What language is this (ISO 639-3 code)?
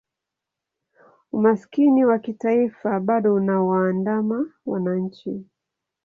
swa